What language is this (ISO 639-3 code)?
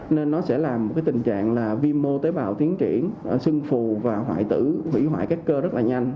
vie